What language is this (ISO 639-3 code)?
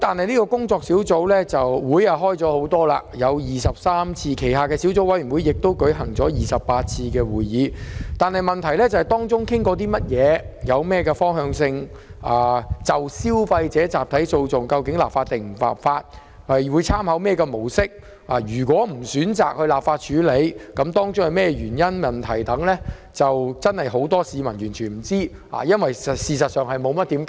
yue